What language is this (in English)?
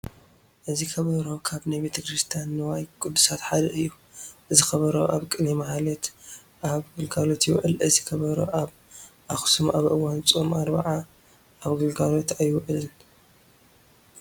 Tigrinya